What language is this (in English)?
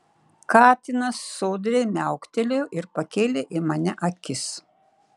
Lithuanian